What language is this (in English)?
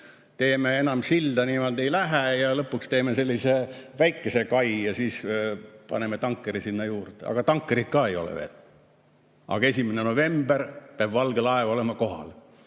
Estonian